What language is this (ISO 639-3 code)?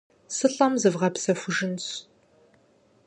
kbd